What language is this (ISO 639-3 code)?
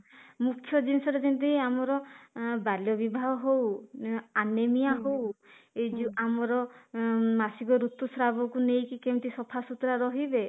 ori